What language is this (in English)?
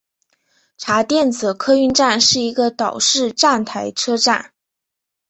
Chinese